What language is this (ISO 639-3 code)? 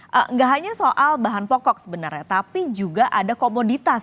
ind